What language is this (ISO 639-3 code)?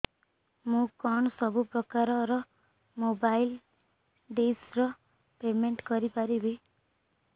ori